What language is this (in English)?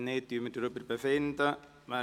Swiss German